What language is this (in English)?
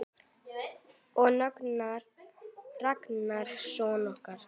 Icelandic